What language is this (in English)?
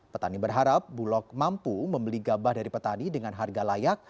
Indonesian